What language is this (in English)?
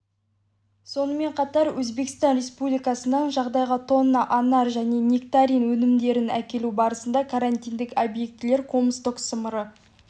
Kazakh